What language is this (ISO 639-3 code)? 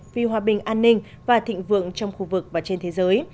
vie